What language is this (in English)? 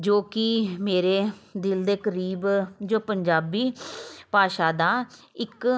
Punjabi